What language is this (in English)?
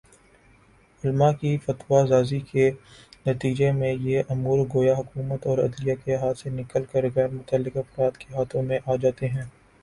Urdu